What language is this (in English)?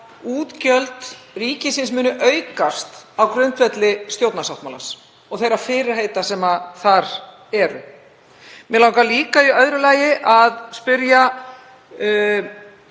Icelandic